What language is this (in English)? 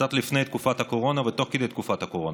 Hebrew